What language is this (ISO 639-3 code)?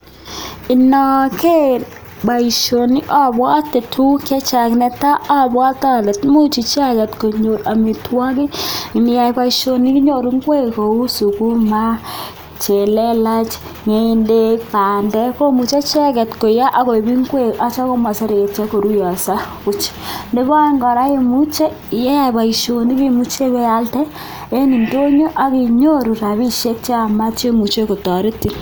kln